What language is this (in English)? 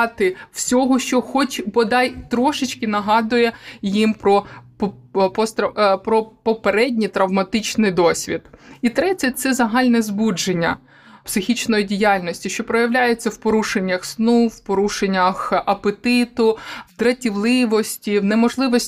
Ukrainian